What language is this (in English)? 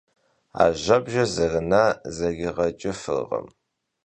Kabardian